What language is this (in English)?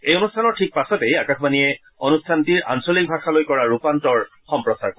Assamese